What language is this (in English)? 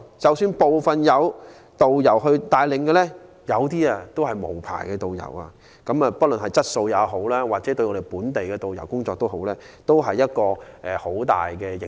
Cantonese